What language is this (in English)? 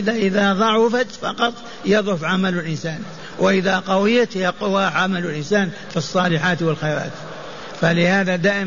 Arabic